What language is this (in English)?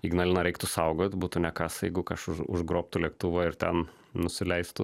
Lithuanian